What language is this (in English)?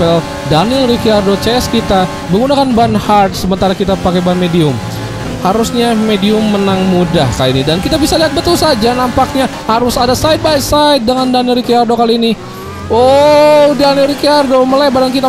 Indonesian